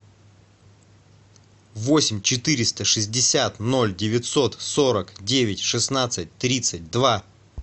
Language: Russian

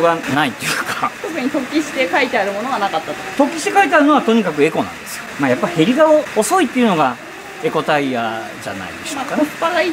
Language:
Japanese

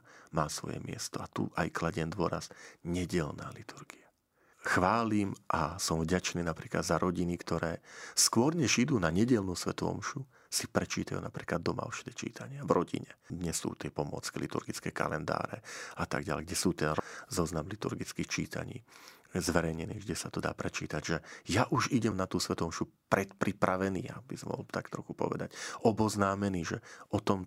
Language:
Slovak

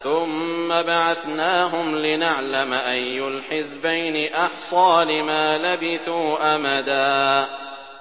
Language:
Arabic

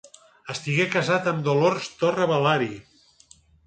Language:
Catalan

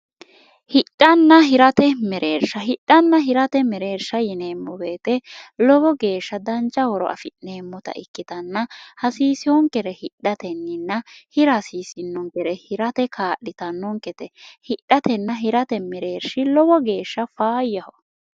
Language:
Sidamo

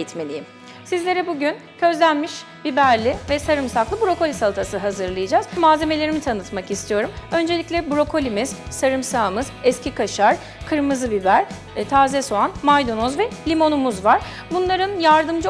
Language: Turkish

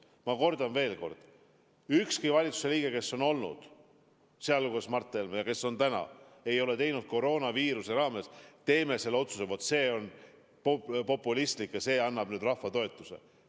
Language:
Estonian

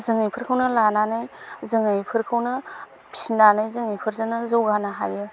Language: Bodo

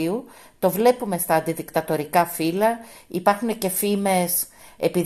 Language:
Greek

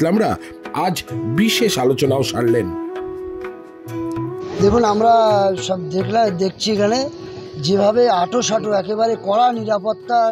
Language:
Bangla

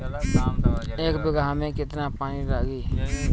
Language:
Bhojpuri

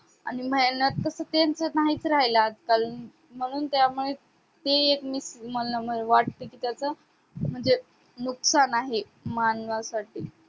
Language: Marathi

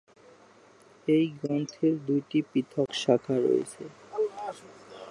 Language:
Bangla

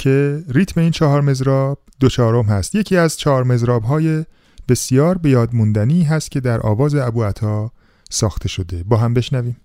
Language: Persian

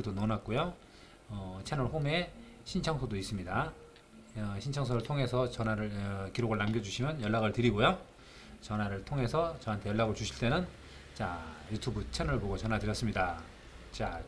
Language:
Korean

